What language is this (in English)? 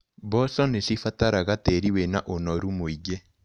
Kikuyu